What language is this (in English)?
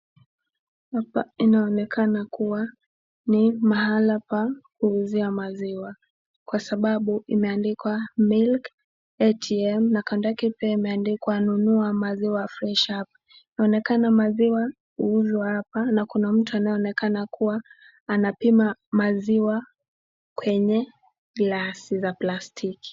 Swahili